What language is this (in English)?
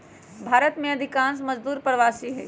Magahi